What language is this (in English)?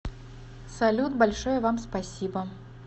Russian